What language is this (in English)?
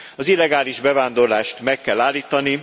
Hungarian